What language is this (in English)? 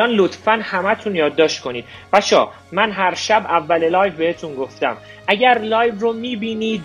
Persian